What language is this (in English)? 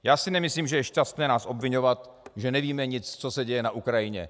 Czech